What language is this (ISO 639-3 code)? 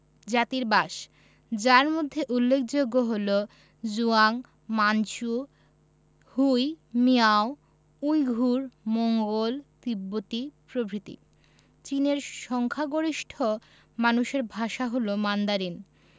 ben